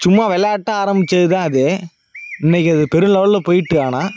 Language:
Tamil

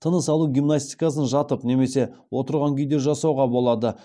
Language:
Kazakh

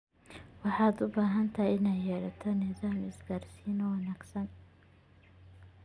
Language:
Somali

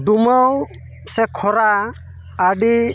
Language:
Santali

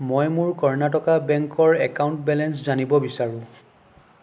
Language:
Assamese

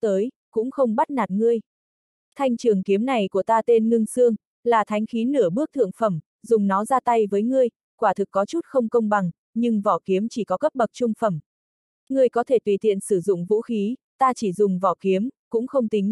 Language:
Vietnamese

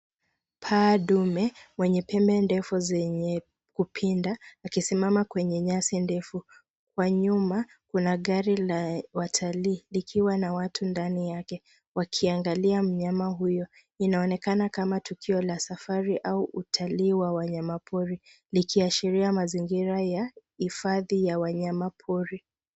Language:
Swahili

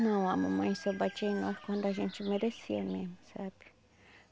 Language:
Portuguese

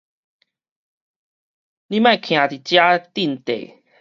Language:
Min Nan Chinese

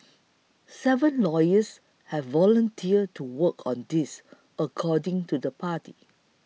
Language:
English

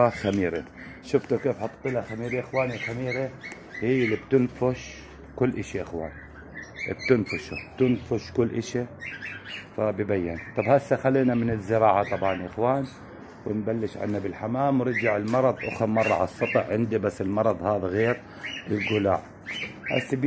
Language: Arabic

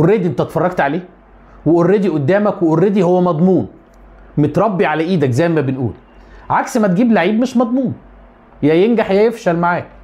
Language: Arabic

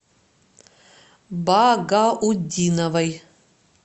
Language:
Russian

